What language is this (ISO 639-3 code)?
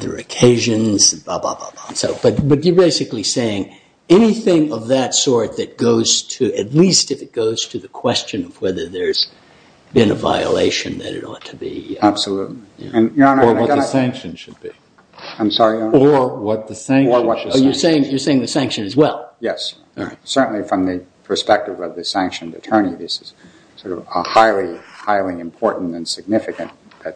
eng